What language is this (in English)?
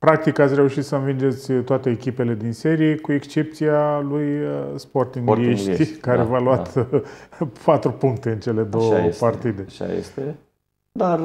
Romanian